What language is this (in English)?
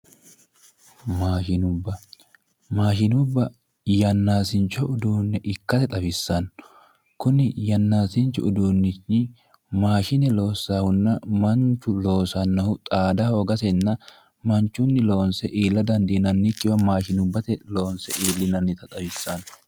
Sidamo